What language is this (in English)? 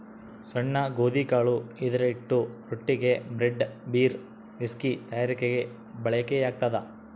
Kannada